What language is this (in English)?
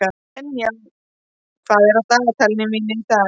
Icelandic